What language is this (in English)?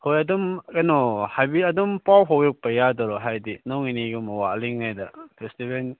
Manipuri